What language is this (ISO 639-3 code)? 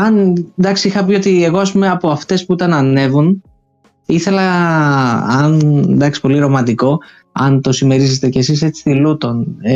ell